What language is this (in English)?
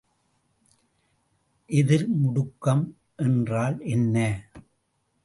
Tamil